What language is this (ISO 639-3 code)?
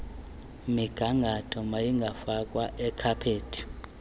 xho